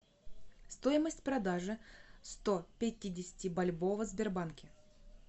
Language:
Russian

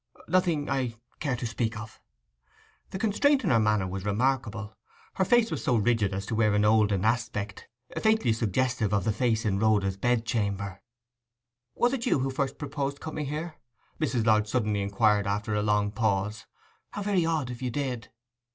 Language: English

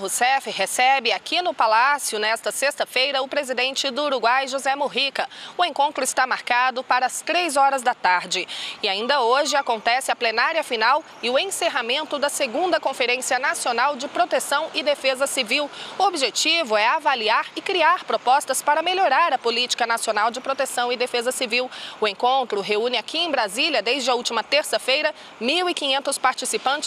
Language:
Portuguese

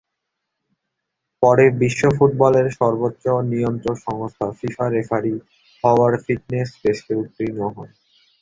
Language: Bangla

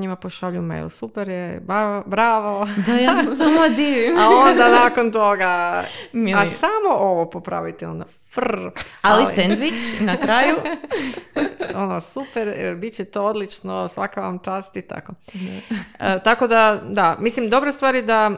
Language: Croatian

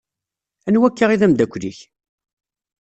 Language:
Kabyle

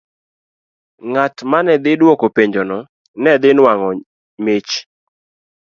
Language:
Luo (Kenya and Tanzania)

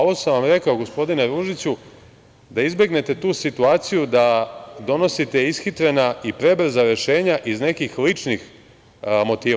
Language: Serbian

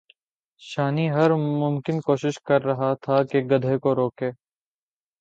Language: Urdu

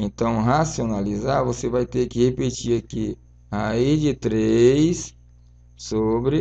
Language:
Portuguese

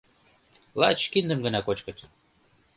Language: Mari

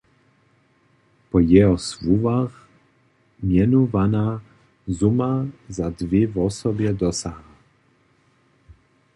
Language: Upper Sorbian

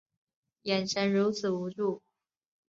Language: Chinese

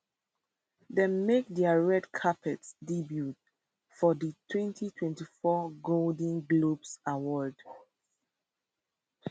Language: Nigerian Pidgin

